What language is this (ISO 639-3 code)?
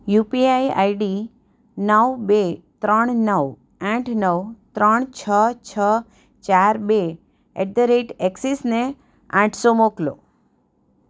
guj